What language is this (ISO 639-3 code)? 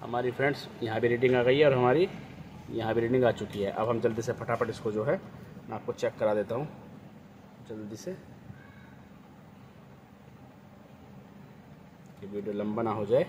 hin